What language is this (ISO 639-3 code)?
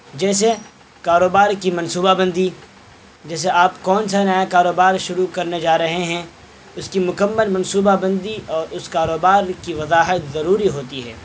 urd